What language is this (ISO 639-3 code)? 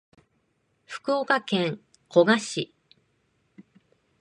jpn